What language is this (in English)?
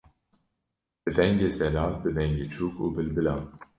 Kurdish